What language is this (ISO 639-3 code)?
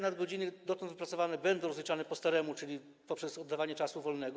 pol